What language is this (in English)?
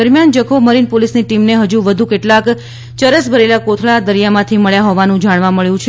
Gujarati